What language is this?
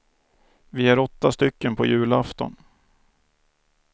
Swedish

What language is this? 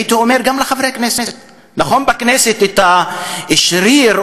Hebrew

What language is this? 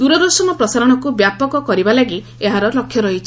Odia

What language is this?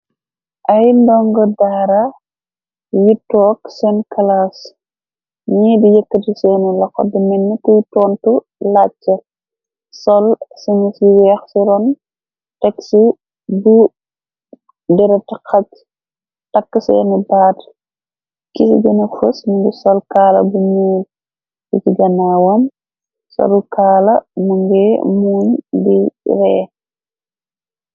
Wolof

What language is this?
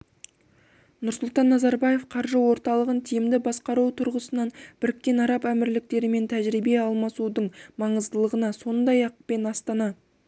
Kazakh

